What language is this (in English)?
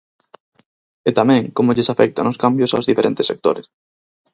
Galician